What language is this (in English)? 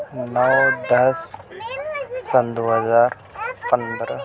Urdu